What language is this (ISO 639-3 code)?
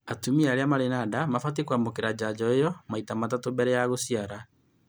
kik